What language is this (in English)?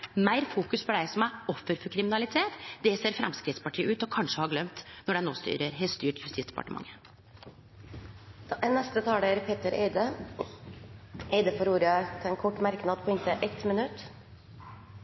Norwegian